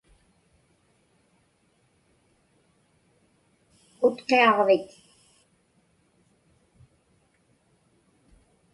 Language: Inupiaq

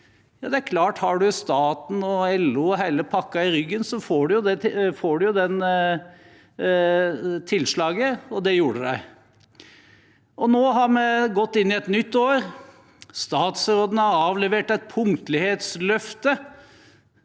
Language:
Norwegian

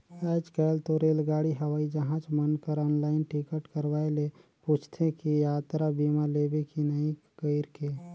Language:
Chhattisgarhi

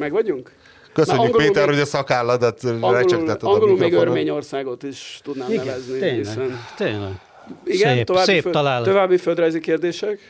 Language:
Hungarian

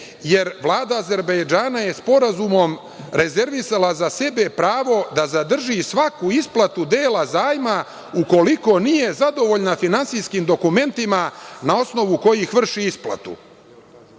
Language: Serbian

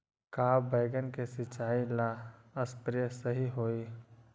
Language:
Magahi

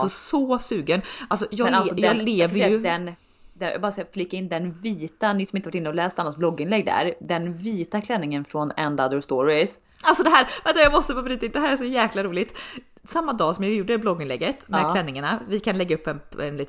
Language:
Swedish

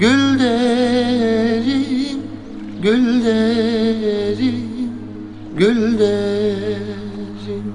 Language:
Turkish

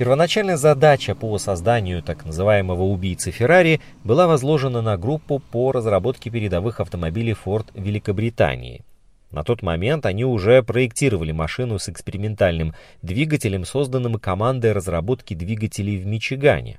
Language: Russian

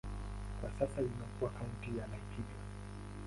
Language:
Swahili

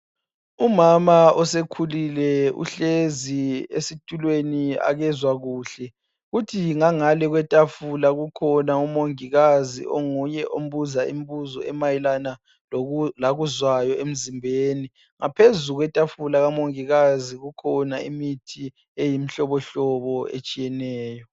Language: North Ndebele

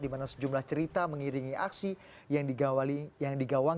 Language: Indonesian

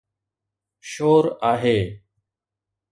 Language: Sindhi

